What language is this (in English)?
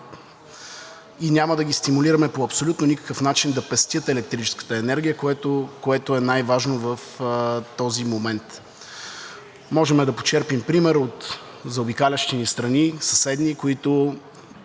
Bulgarian